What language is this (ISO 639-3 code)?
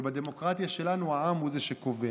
heb